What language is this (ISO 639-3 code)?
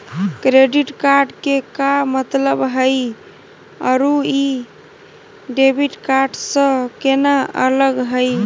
mag